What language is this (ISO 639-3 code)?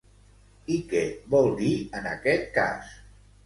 cat